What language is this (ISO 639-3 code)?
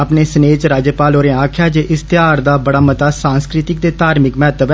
doi